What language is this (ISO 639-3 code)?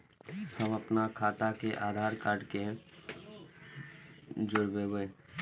mai